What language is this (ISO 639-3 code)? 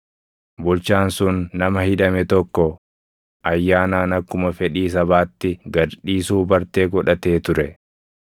orm